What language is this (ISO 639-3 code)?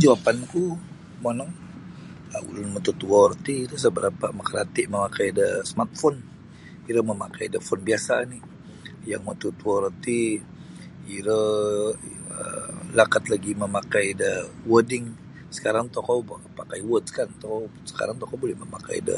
bsy